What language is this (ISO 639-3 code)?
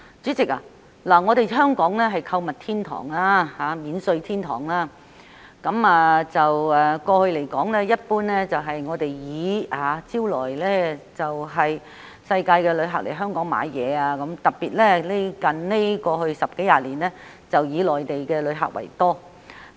yue